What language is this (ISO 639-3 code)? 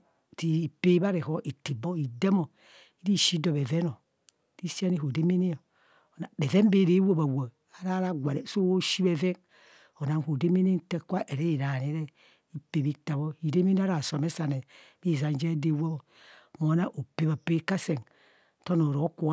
bcs